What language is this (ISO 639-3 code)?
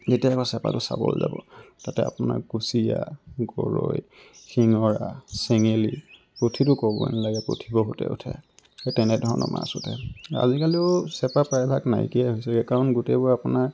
asm